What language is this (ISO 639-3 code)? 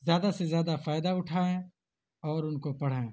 urd